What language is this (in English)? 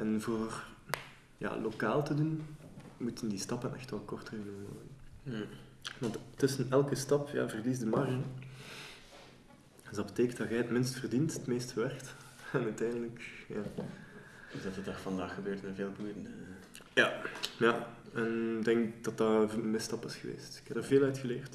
Dutch